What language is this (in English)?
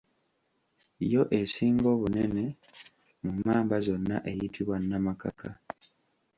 Ganda